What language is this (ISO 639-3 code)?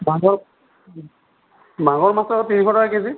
asm